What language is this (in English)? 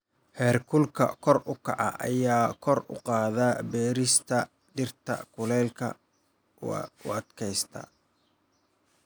Somali